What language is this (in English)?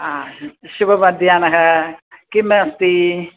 Sanskrit